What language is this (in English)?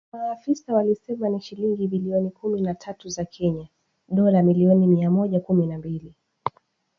Swahili